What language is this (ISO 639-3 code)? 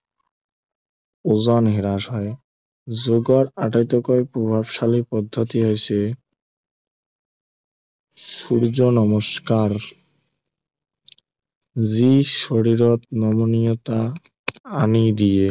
asm